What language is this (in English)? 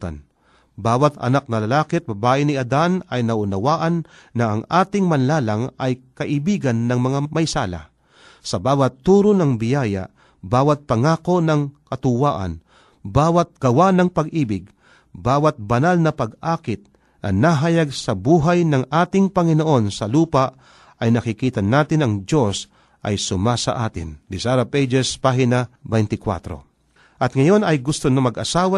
Filipino